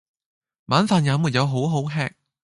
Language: Cantonese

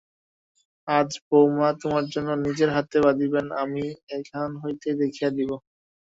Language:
Bangla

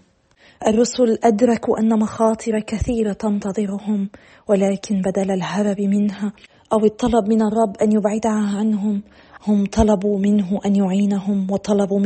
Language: Arabic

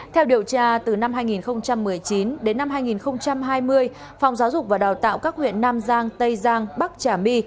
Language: Vietnamese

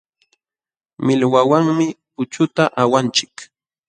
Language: Jauja Wanca Quechua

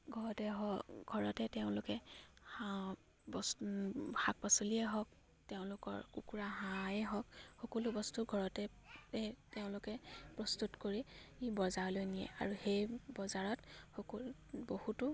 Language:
Assamese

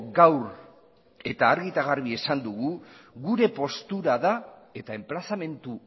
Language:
Basque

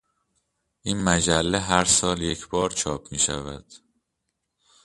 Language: Persian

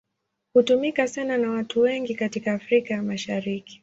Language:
Swahili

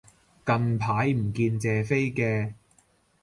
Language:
Cantonese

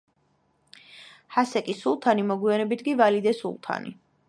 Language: Georgian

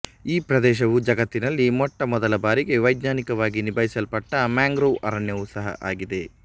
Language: Kannada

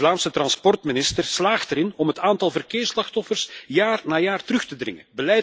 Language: Dutch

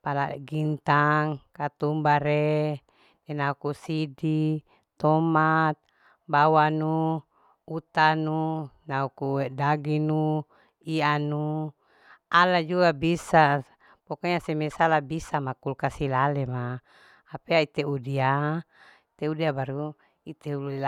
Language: Larike-Wakasihu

